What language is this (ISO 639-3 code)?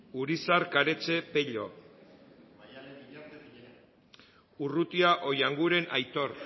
eus